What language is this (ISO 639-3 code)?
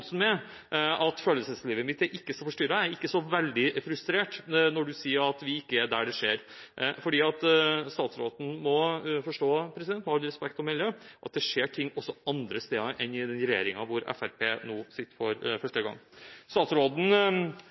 nob